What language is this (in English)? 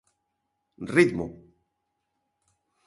Galician